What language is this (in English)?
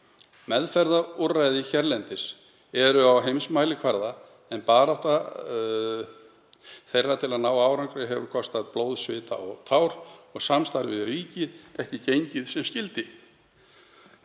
Icelandic